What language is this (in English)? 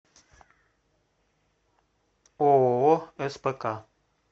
Russian